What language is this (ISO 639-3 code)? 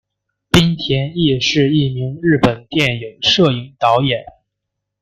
zho